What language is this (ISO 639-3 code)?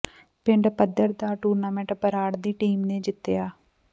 pan